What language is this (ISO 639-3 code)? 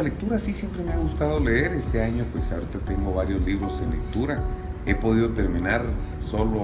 spa